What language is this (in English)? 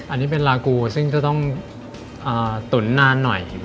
Thai